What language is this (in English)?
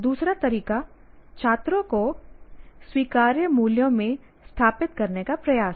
Hindi